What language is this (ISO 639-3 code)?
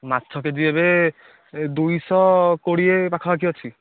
ori